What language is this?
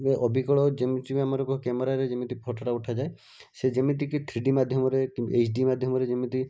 Odia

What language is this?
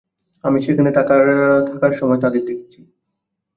Bangla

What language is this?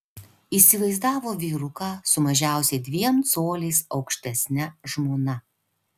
Lithuanian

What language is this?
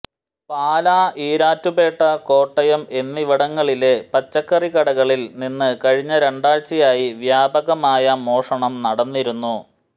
Malayalam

